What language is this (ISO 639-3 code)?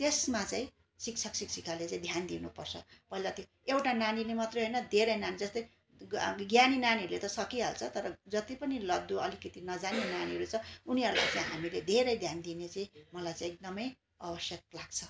nep